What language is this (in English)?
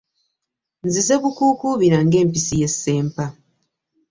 Ganda